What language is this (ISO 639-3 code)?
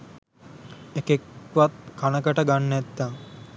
sin